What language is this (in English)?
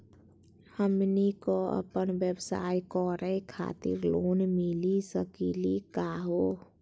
Magahi